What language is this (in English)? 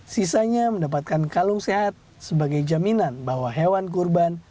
Indonesian